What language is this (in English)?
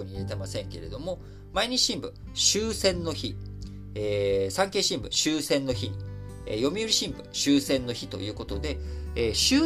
Japanese